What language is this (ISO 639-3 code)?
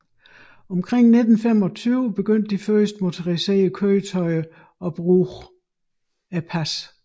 dan